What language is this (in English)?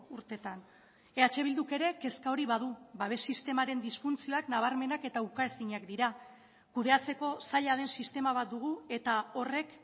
Basque